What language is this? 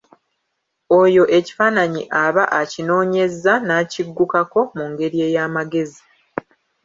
Ganda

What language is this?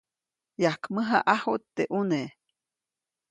Copainalá Zoque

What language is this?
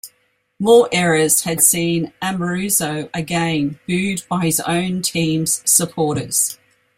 English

